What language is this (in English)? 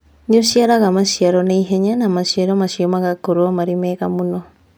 Kikuyu